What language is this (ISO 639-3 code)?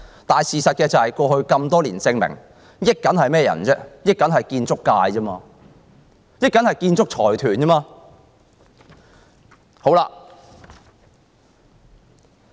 yue